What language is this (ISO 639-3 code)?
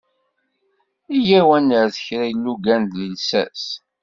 kab